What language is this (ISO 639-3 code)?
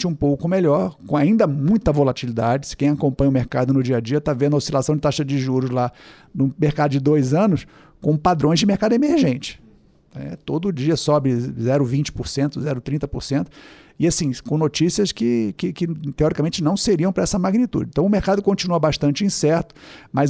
por